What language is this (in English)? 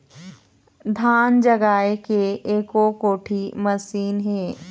Chhattisgarhi